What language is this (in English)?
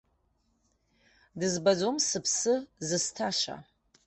Abkhazian